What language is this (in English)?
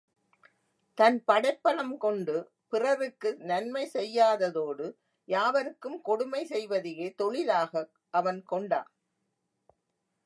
Tamil